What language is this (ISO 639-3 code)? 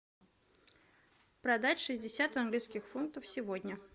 rus